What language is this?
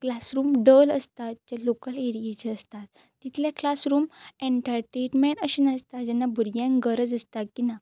Konkani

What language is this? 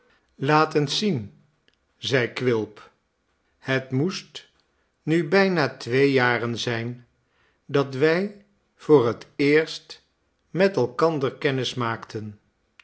Dutch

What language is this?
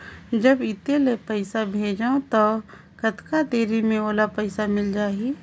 Chhattisgarhi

